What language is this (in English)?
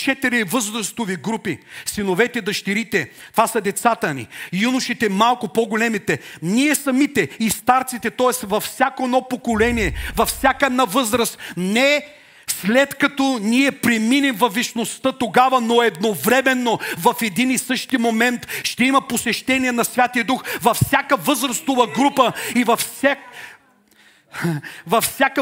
Bulgarian